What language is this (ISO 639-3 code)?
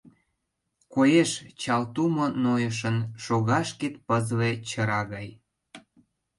chm